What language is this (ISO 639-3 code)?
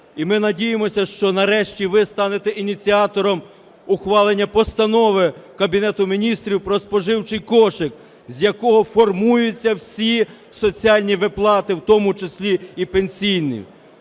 ukr